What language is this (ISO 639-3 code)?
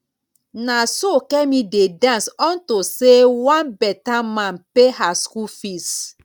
pcm